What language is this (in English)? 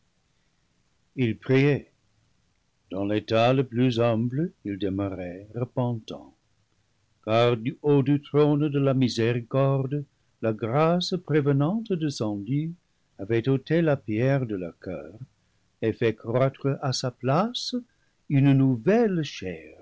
French